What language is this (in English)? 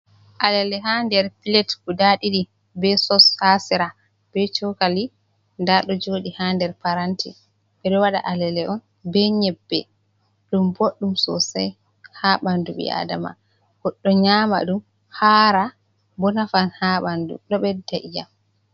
Fula